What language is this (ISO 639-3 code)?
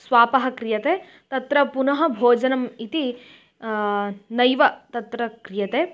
san